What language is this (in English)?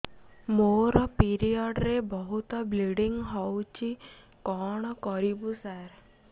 Odia